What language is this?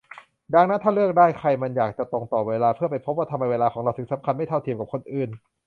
Thai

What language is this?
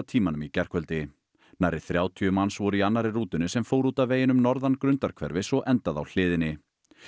Icelandic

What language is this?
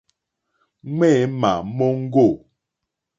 Mokpwe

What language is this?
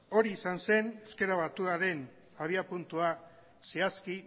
Basque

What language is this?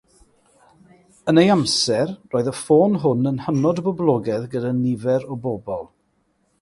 Welsh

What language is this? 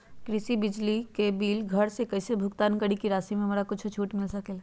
Magahi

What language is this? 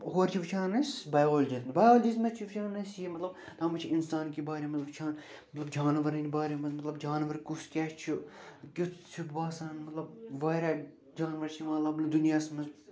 Kashmiri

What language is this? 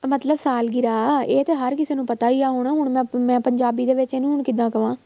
Punjabi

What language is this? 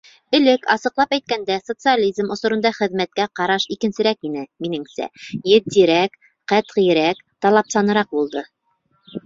Bashkir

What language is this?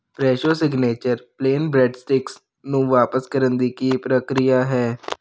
Punjabi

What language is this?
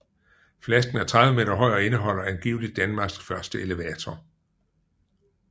Danish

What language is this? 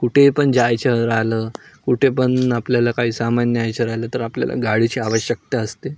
Marathi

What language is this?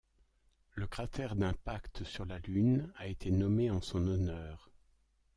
French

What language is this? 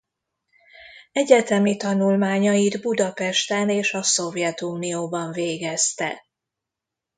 Hungarian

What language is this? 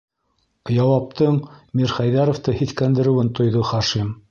Bashkir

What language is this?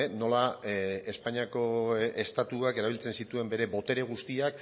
Basque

